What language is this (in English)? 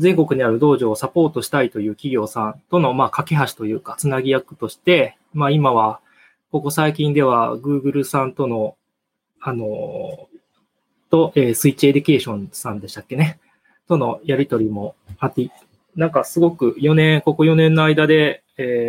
Japanese